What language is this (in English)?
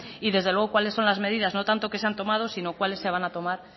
Spanish